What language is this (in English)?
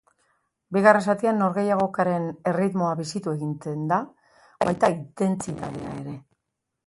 Basque